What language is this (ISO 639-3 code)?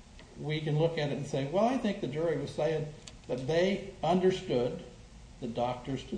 eng